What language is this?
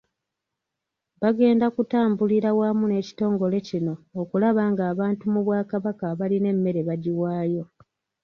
Ganda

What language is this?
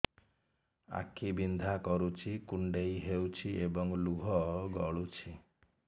Odia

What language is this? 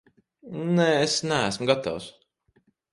Latvian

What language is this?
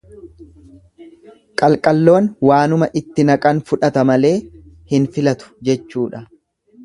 Oromo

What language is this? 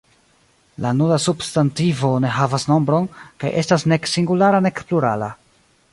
Esperanto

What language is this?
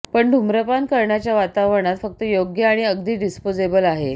Marathi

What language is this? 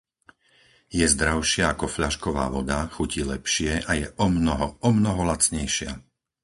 Slovak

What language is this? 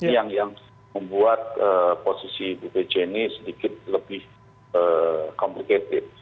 Indonesian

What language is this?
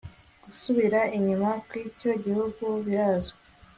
Kinyarwanda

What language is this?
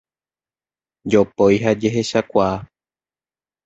Guarani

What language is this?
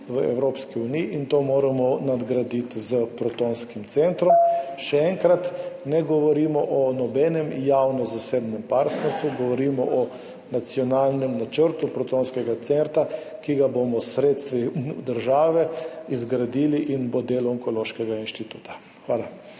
Slovenian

